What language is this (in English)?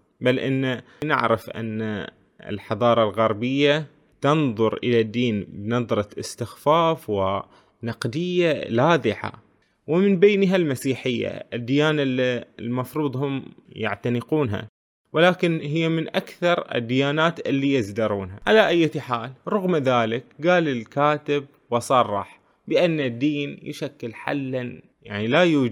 Arabic